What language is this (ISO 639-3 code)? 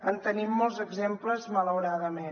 cat